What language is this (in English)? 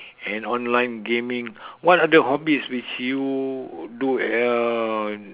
English